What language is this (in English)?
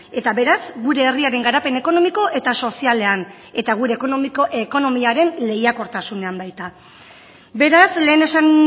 Basque